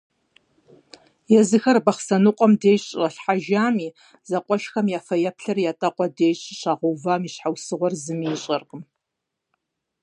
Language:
Kabardian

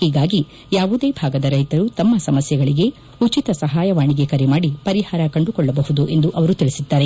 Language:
Kannada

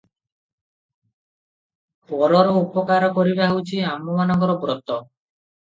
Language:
Odia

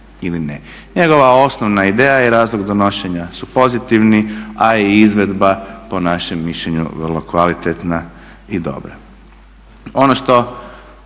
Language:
Croatian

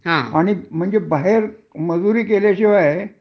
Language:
Marathi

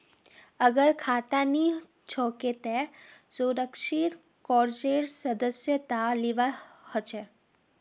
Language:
Magahi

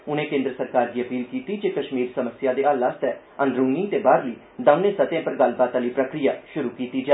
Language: Dogri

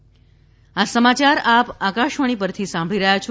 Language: Gujarati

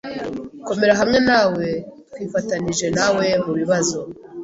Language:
Kinyarwanda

